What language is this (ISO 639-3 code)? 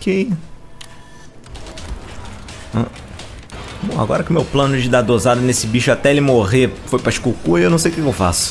por